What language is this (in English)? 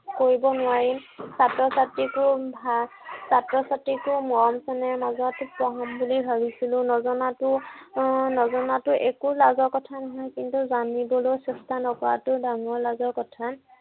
Assamese